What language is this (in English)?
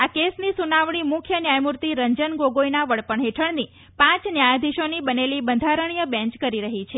Gujarati